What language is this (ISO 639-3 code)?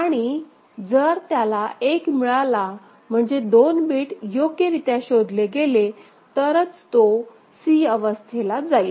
mar